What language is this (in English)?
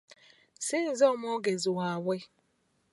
Ganda